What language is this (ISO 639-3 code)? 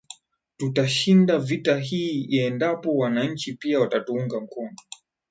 swa